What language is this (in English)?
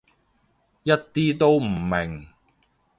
Cantonese